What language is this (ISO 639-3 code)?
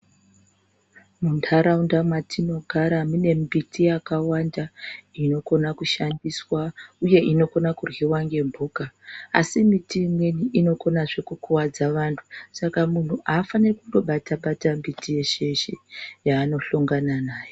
ndc